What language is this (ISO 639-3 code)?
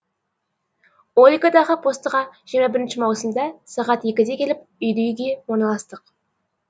kaz